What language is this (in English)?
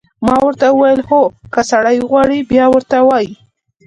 Pashto